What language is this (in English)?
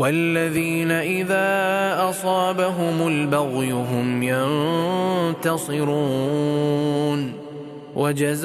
Arabic